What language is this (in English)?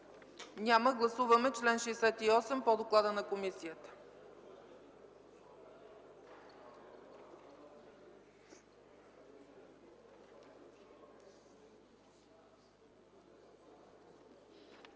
Bulgarian